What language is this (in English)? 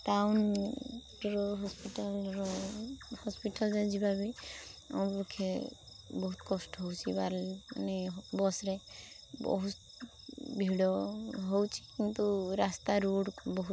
Odia